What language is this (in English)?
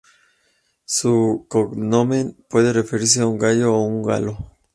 Spanish